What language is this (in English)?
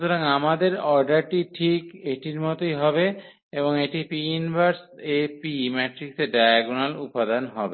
Bangla